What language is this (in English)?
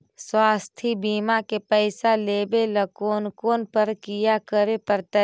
Magahi